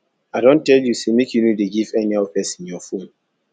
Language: Nigerian Pidgin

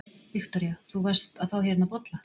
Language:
Icelandic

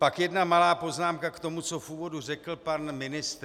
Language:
Czech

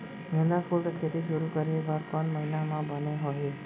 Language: Chhattisgarhi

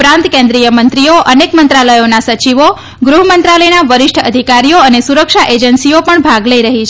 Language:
Gujarati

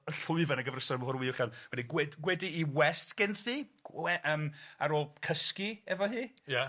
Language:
Welsh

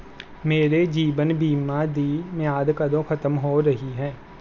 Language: Punjabi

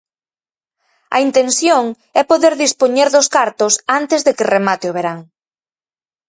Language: Galician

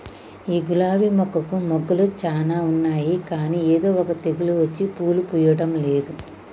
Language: Telugu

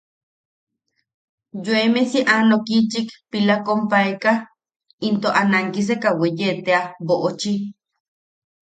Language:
Yaqui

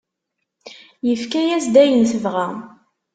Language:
Kabyle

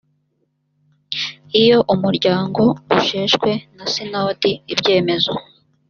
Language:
Kinyarwanda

